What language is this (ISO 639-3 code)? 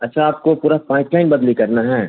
urd